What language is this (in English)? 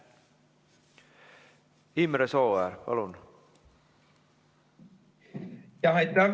Estonian